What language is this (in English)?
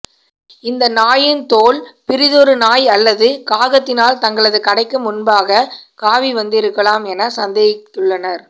Tamil